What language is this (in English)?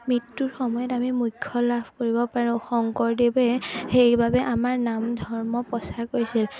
Assamese